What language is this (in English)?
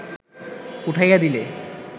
Bangla